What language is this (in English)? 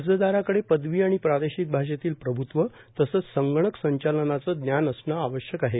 Marathi